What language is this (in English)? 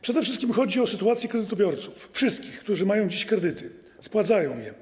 Polish